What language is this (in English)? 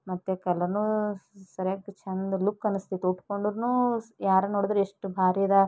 Kannada